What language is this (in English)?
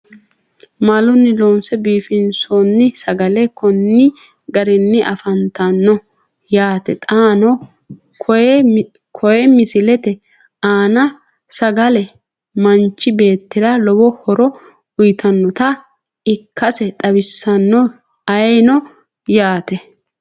Sidamo